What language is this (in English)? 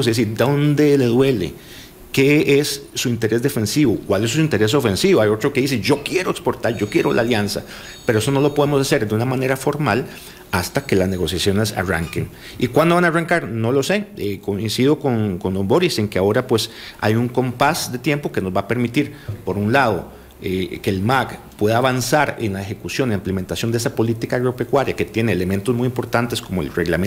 Spanish